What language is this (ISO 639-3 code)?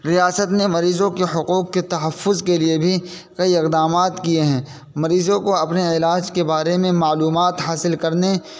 urd